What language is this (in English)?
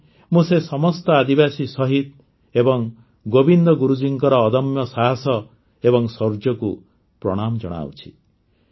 Odia